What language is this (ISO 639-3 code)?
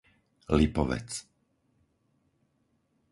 slk